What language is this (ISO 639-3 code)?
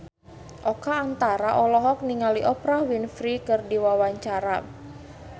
sun